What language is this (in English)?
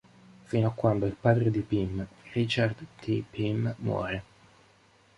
Italian